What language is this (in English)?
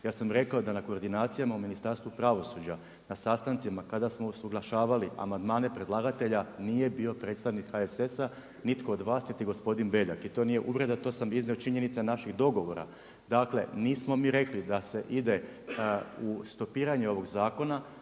Croatian